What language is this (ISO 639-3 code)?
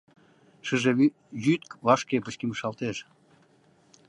chm